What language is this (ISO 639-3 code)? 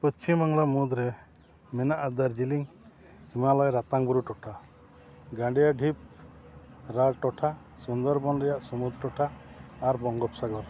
sat